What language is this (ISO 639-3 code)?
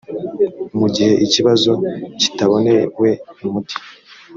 kin